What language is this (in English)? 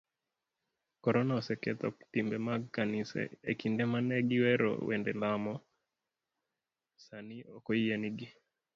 Luo (Kenya and Tanzania)